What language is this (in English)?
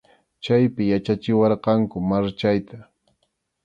Arequipa-La Unión Quechua